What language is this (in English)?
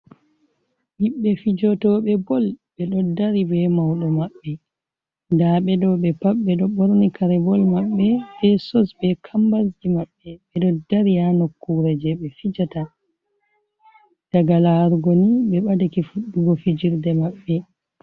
Fula